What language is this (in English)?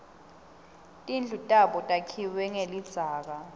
Swati